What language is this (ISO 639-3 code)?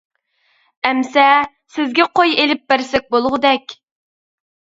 uig